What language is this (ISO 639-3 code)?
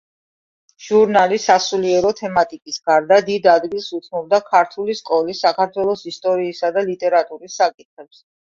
kat